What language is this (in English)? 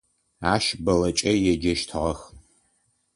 Adyghe